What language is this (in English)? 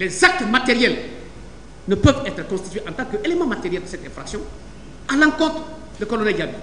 French